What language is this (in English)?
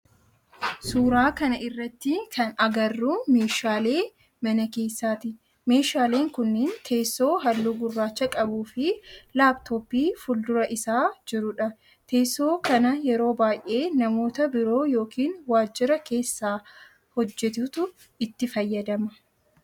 Oromo